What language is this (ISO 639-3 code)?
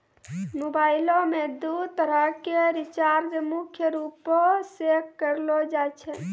mai